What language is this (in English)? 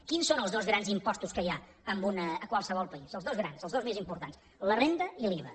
Catalan